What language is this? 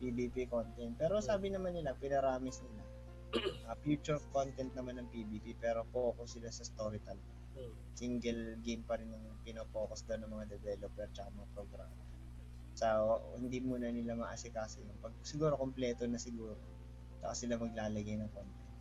Filipino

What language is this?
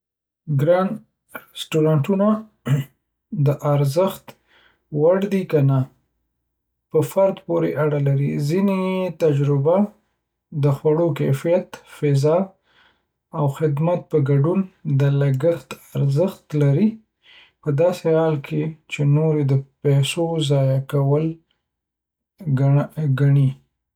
Pashto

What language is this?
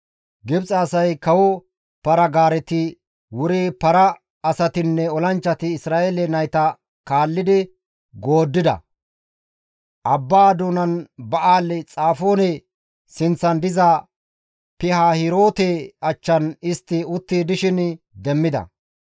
Gamo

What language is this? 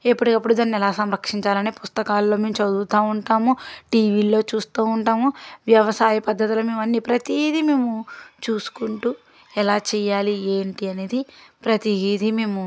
Telugu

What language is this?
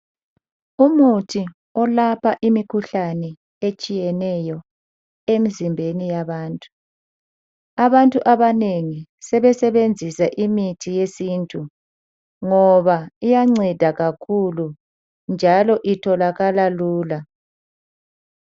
North Ndebele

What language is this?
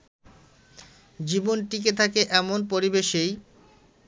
Bangla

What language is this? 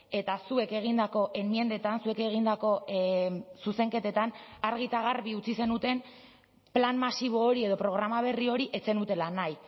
Basque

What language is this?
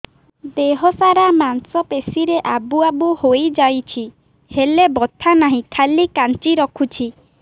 Odia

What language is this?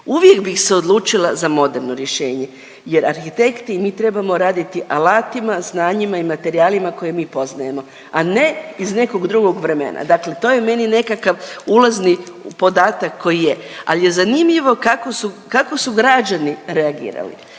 Croatian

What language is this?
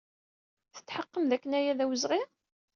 Kabyle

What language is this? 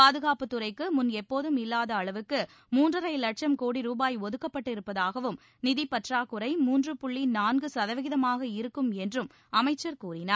Tamil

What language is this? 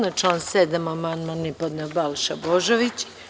Serbian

